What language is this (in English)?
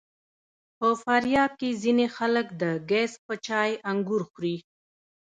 Pashto